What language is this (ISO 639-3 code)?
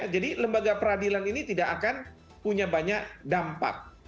ind